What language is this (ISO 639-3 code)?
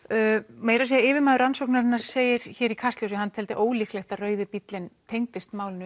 isl